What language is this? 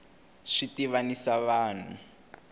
Tsonga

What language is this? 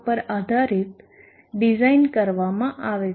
Gujarati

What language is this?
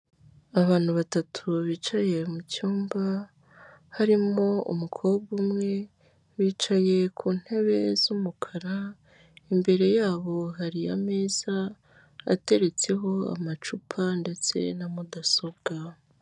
Kinyarwanda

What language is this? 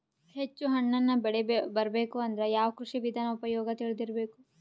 Kannada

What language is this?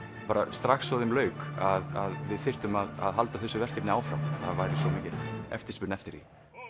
Icelandic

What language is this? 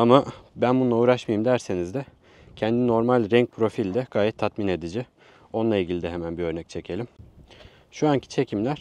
Turkish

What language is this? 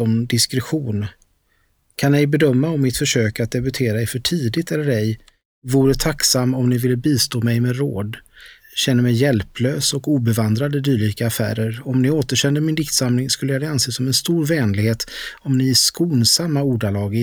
Swedish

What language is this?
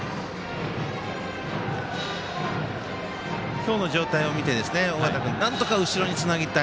Japanese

